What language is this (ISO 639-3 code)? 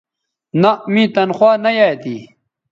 btv